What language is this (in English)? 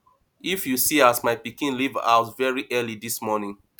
Nigerian Pidgin